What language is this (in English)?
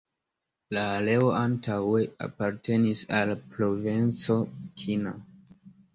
Esperanto